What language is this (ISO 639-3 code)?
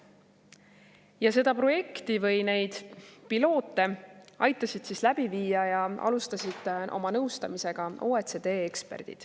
est